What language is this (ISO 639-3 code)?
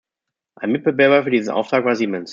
deu